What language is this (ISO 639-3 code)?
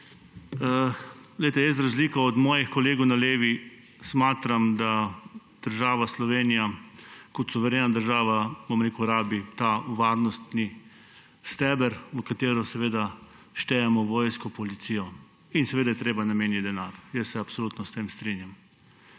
slv